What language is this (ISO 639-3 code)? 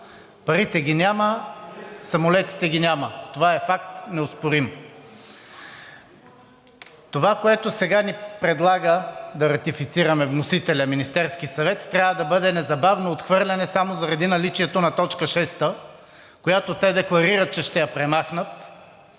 bul